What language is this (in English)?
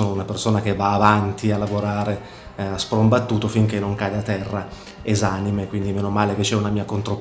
Italian